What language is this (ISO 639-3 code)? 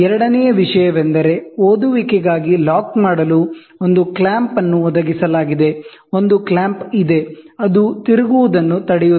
kan